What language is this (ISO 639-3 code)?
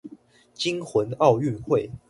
zho